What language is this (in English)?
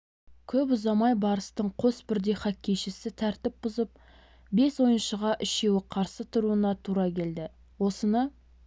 Kazakh